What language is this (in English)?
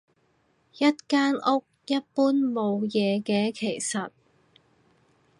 Cantonese